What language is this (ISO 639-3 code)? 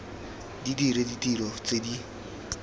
tsn